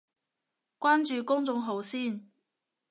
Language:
Cantonese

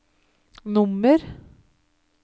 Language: Norwegian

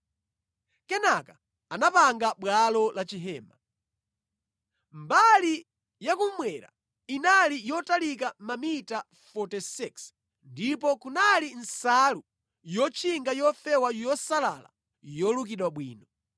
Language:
Nyanja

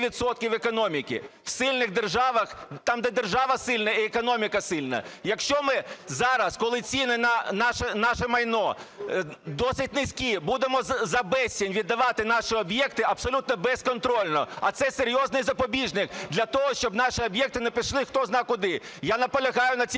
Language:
Ukrainian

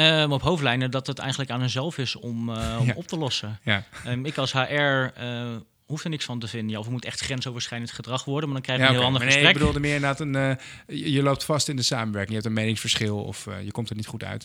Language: Dutch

